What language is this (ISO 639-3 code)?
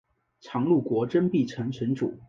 zho